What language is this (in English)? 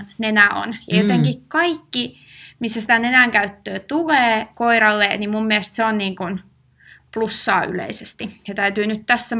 Finnish